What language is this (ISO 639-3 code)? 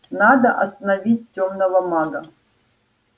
rus